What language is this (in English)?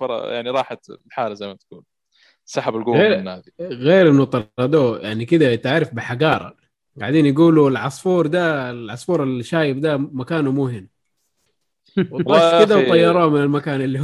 Arabic